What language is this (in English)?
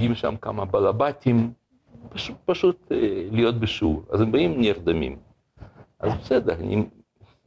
Hebrew